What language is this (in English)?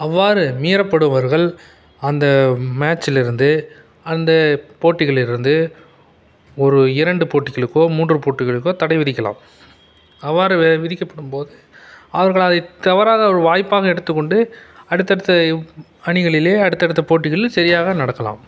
Tamil